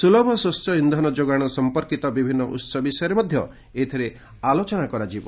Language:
Odia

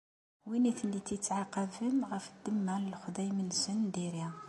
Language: Kabyle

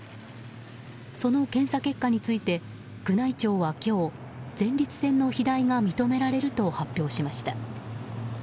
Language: Japanese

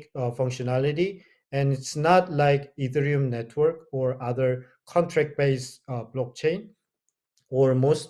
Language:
English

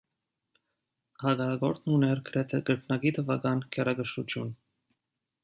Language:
Armenian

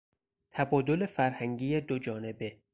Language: Persian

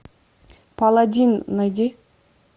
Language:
Russian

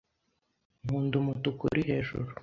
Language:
Kinyarwanda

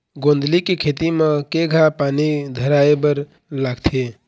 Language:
Chhattisgarhi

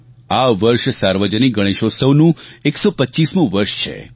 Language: Gujarati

